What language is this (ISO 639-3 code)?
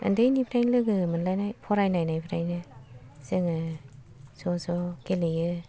brx